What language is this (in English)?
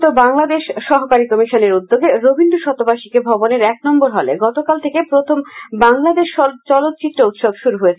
Bangla